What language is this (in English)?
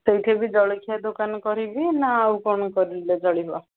Odia